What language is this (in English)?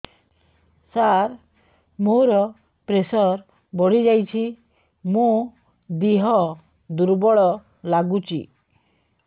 Odia